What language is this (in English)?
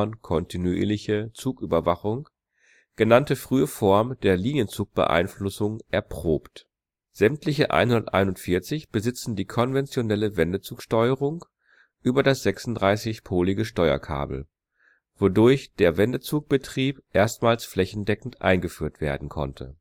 German